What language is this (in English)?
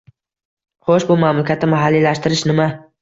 Uzbek